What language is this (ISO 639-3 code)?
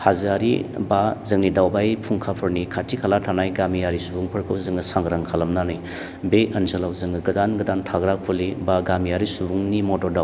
brx